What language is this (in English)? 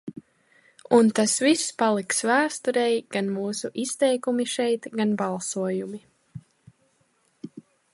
Latvian